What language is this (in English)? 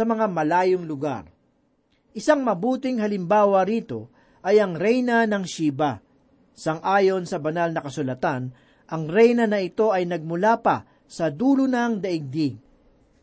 Filipino